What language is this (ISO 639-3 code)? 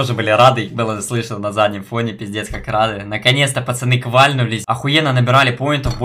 rus